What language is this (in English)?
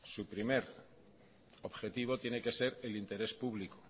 Spanish